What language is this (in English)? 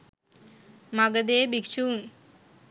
Sinhala